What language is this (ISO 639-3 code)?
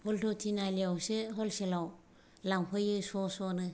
brx